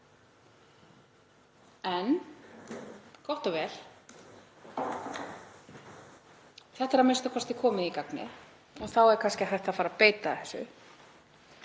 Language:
Icelandic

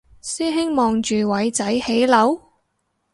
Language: Cantonese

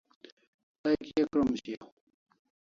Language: Kalasha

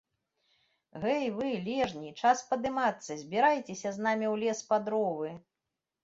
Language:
Belarusian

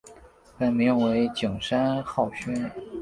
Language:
Chinese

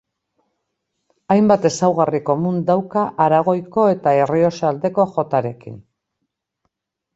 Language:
Basque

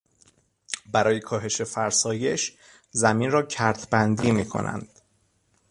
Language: Persian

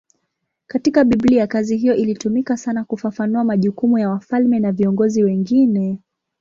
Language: Swahili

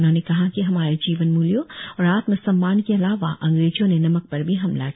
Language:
Hindi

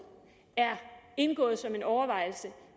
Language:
Danish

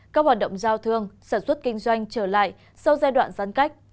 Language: Vietnamese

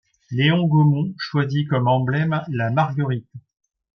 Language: French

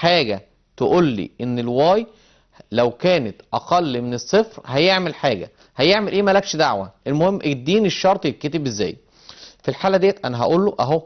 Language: Arabic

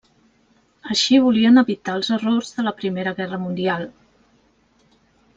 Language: Catalan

